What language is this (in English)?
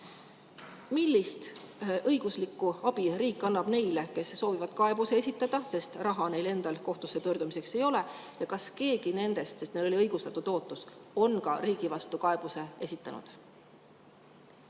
Estonian